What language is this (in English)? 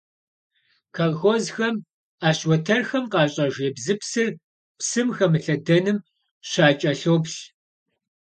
Kabardian